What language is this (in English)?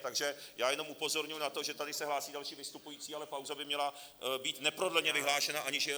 Czech